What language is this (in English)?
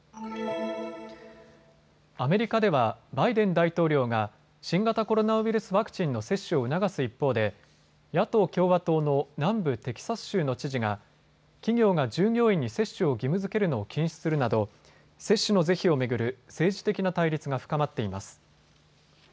Japanese